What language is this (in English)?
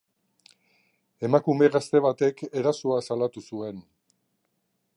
Basque